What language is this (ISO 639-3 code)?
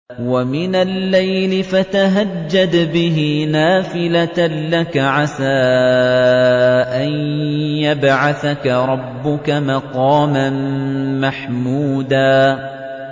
ara